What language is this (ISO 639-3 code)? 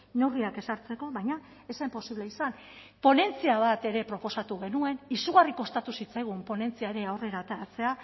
eus